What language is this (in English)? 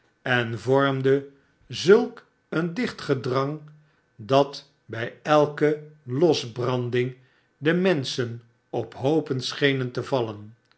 Dutch